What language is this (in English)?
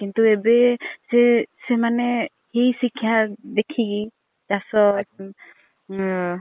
Odia